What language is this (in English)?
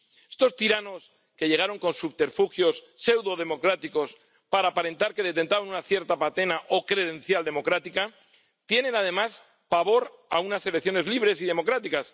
Spanish